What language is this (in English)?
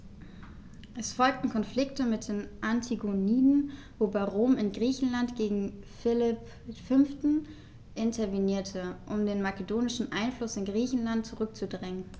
German